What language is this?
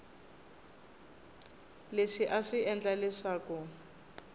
Tsonga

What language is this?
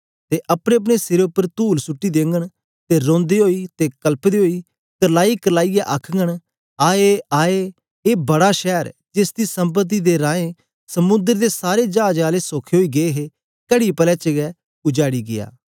Dogri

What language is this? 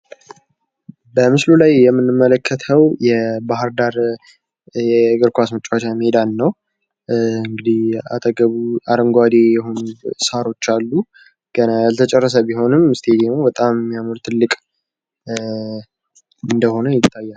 Amharic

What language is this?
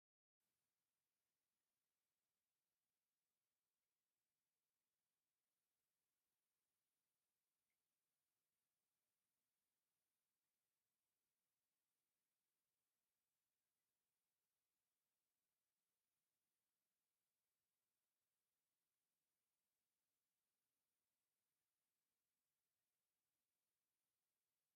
Tigrinya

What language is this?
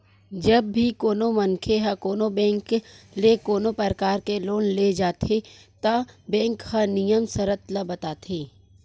Chhattisgarhi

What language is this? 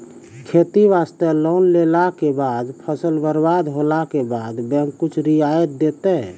Maithili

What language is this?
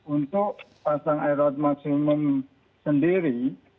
Indonesian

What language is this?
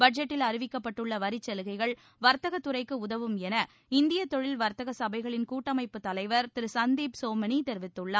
Tamil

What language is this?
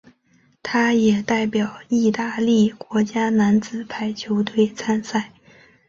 Chinese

